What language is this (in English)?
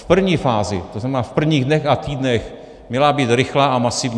Czech